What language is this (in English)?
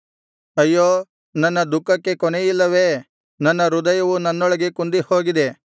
Kannada